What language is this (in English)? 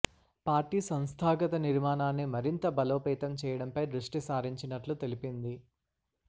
Telugu